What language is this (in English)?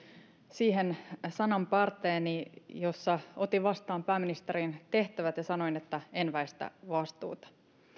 Finnish